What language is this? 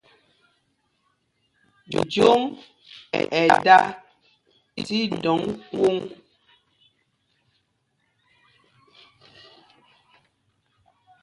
Mpumpong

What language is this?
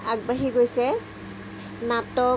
Assamese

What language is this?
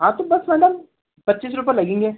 Hindi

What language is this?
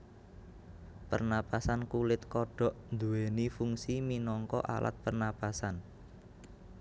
Javanese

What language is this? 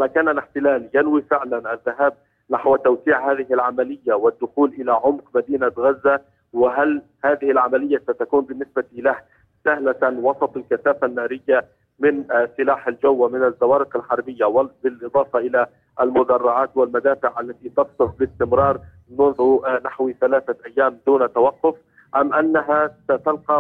Arabic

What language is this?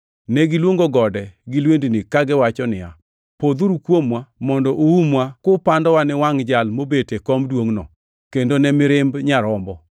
Luo (Kenya and Tanzania)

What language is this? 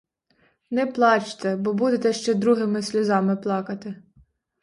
Ukrainian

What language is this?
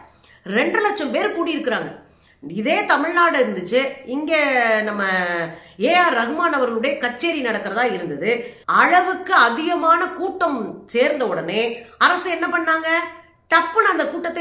Tamil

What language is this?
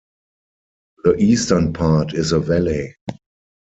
English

